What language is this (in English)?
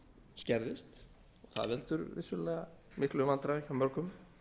Icelandic